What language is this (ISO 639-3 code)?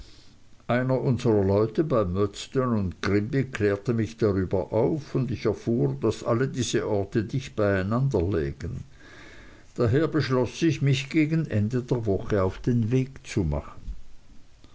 deu